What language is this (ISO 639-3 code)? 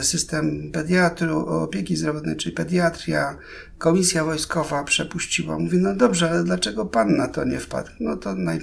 pol